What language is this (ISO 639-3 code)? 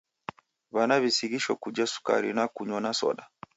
dav